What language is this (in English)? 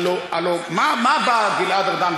Hebrew